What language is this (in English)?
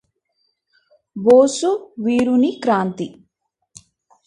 Telugu